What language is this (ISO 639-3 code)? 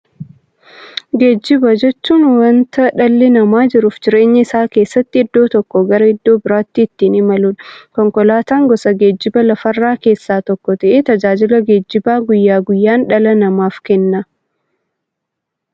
orm